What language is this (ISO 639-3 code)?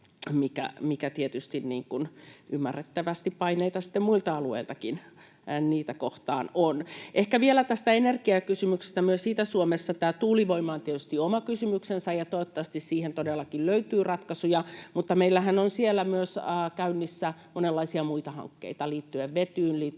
fin